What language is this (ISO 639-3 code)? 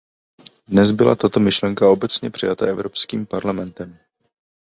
ces